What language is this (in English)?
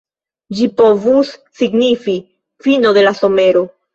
Esperanto